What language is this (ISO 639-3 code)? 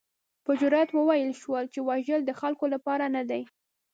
pus